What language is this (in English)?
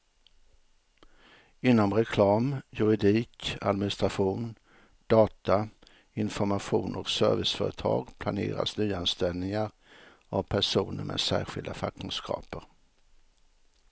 Swedish